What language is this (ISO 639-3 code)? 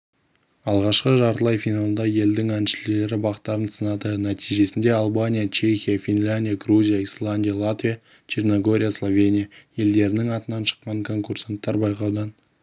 kaz